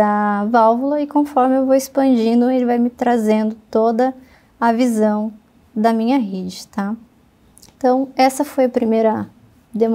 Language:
Portuguese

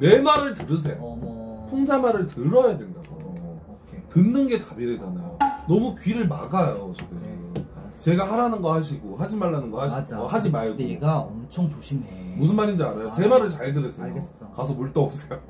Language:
Korean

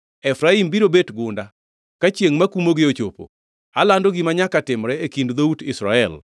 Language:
Luo (Kenya and Tanzania)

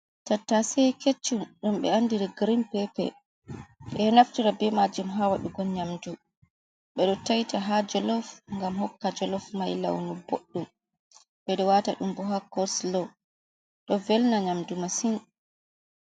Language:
Fula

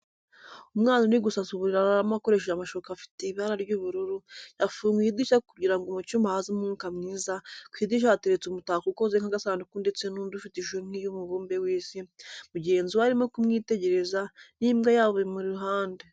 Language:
Kinyarwanda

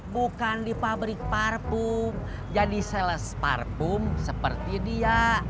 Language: Indonesian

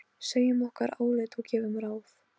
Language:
Icelandic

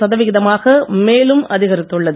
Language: Tamil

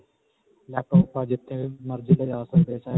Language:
Punjabi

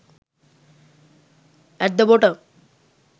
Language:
Sinhala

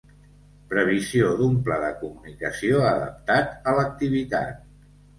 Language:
Catalan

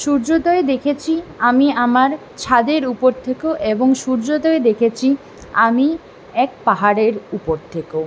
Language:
Bangla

